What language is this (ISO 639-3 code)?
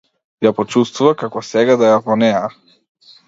mkd